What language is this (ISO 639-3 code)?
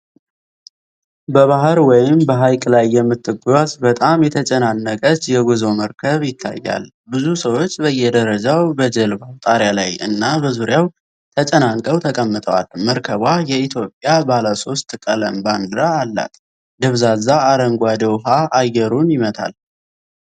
amh